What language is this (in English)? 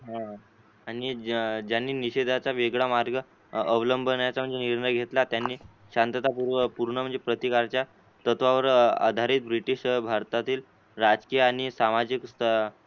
Marathi